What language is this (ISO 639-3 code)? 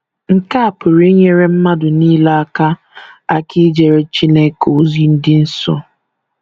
ibo